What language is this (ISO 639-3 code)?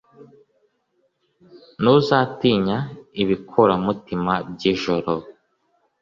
kin